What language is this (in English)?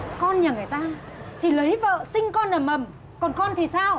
Vietnamese